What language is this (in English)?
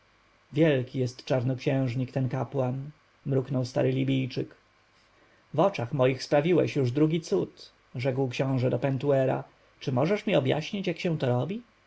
Polish